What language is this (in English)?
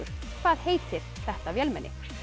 Icelandic